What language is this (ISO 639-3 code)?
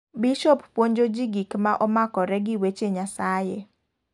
luo